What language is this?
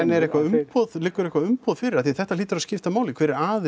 Icelandic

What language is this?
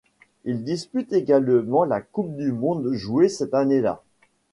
French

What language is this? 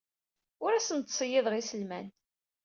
Kabyle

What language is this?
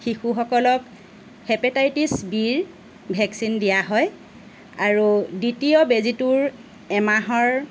Assamese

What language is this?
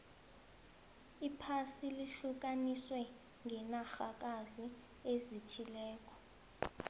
South Ndebele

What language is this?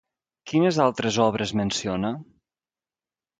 Catalan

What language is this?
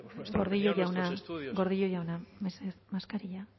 Basque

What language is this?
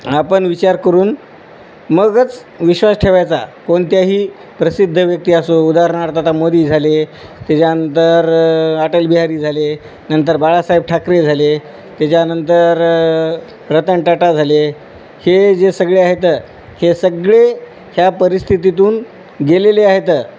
Marathi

